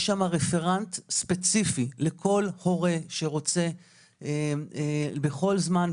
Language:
Hebrew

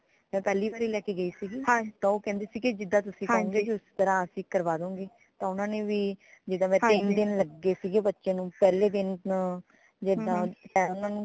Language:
Punjabi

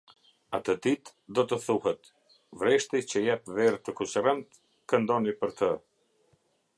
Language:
Albanian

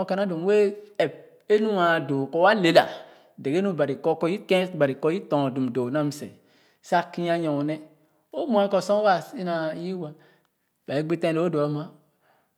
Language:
Khana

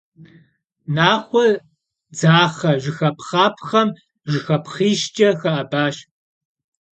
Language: Kabardian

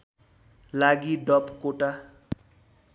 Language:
Nepali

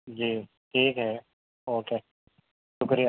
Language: Urdu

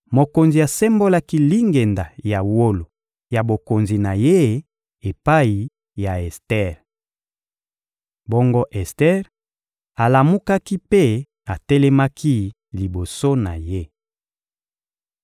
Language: Lingala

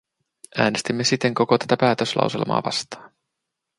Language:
Finnish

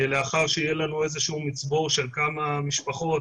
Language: Hebrew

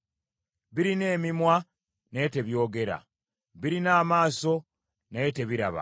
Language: Ganda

